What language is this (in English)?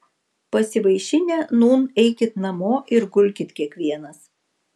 Lithuanian